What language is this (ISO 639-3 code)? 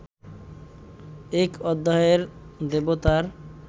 ben